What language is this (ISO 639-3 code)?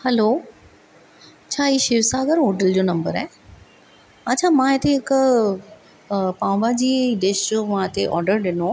snd